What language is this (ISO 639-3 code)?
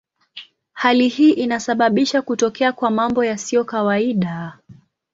swa